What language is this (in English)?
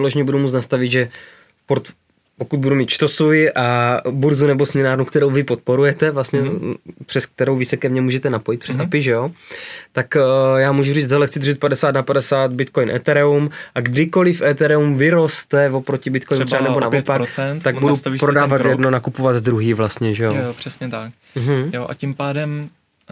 Czech